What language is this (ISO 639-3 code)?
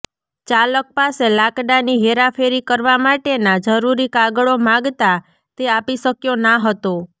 guj